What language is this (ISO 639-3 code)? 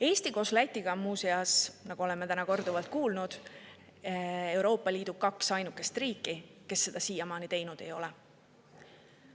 est